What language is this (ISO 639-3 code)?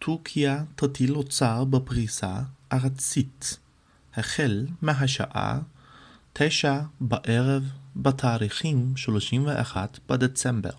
heb